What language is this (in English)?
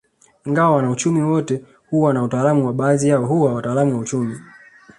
Swahili